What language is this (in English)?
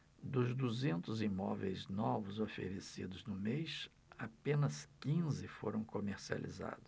Portuguese